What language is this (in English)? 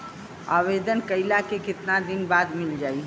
Bhojpuri